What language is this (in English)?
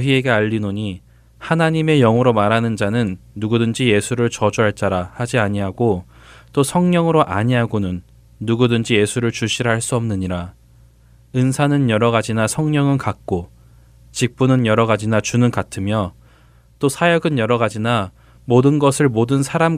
Korean